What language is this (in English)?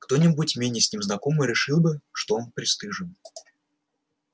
Russian